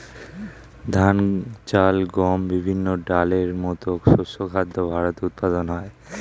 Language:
Bangla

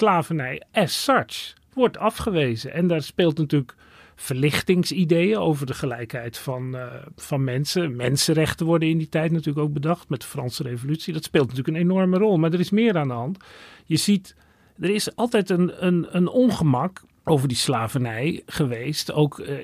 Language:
Dutch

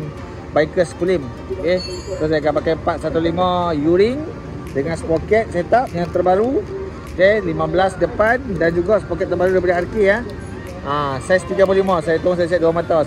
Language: Malay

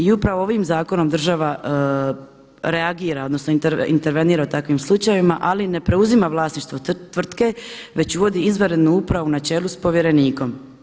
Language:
Croatian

